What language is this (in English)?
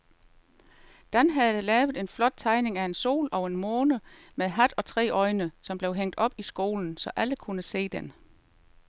Danish